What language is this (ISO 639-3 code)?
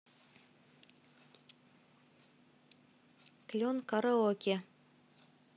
rus